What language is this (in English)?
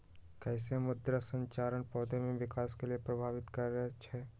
Magahi